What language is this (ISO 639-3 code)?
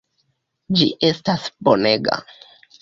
epo